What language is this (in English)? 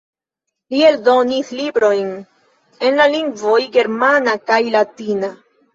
Esperanto